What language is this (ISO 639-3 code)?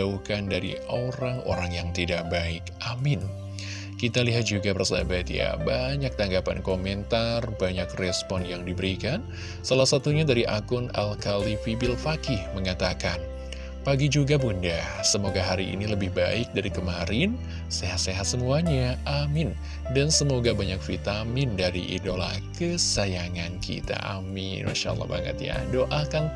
ind